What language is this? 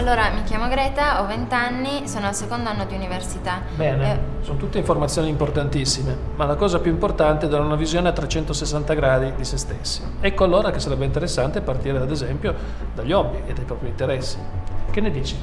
Italian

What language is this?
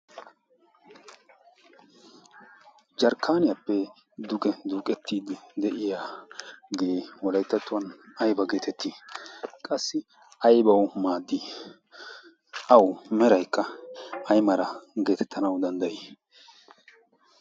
Wolaytta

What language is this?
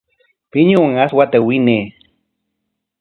Corongo Ancash Quechua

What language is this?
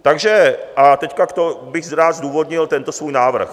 Czech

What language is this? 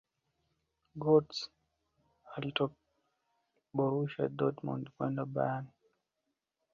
Swahili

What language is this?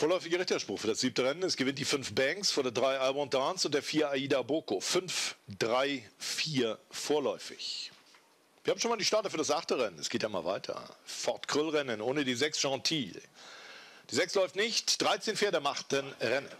German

